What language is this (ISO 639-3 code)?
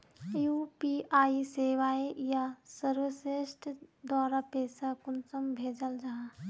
mag